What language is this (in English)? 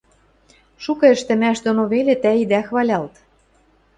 Western Mari